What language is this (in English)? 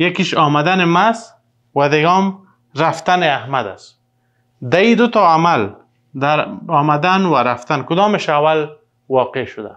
Persian